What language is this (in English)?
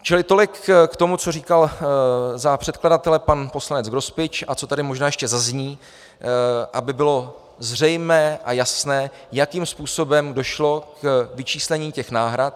Czech